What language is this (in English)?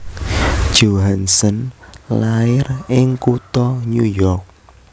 Javanese